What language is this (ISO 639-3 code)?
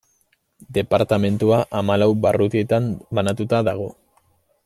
eus